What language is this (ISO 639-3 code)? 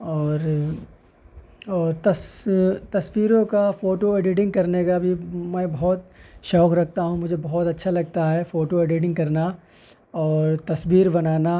urd